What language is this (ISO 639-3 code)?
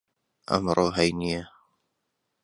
ckb